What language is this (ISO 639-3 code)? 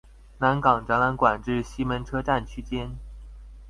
zho